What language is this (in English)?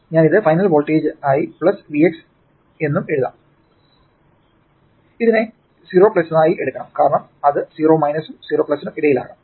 Malayalam